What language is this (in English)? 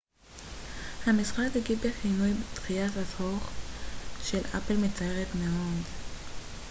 Hebrew